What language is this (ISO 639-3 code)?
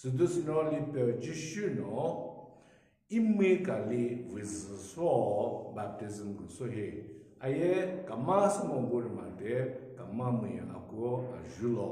ron